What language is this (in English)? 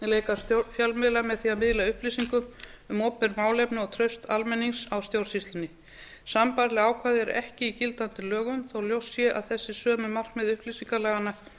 Icelandic